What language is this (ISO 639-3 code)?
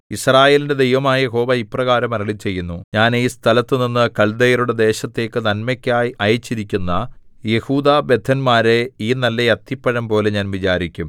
mal